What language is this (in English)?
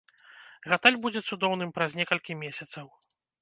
Belarusian